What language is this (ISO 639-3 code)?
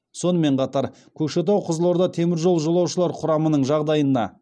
kaz